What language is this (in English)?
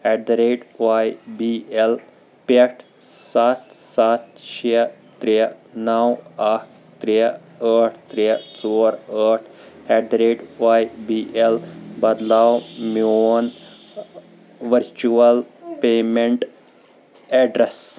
Kashmiri